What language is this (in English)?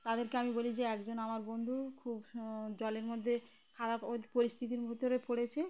Bangla